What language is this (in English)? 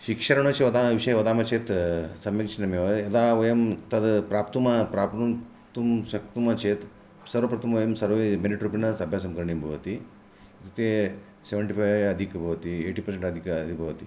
Sanskrit